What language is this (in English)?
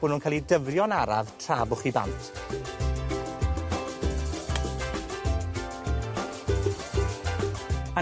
Welsh